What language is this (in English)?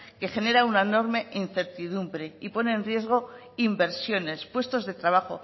Spanish